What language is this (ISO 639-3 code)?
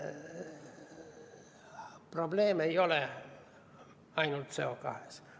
est